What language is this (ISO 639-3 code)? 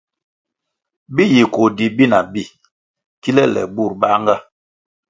nmg